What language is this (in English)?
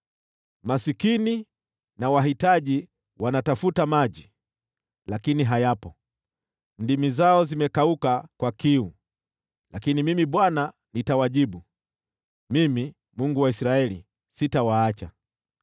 Swahili